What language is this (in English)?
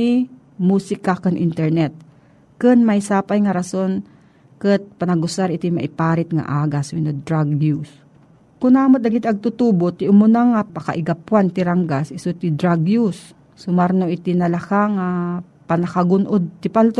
Filipino